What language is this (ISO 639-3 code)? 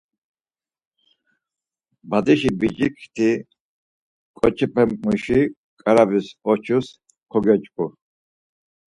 lzz